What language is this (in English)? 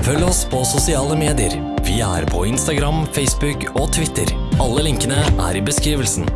Norwegian